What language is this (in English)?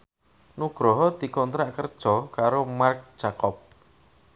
Javanese